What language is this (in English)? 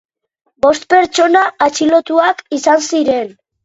Basque